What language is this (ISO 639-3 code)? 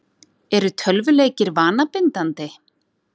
isl